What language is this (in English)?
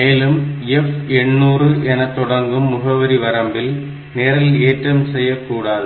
Tamil